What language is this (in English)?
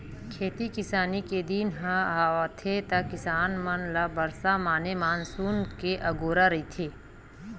Chhattisgarhi